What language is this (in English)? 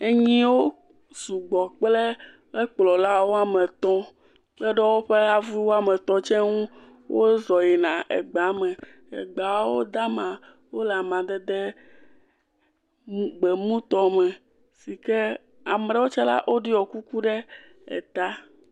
Ewe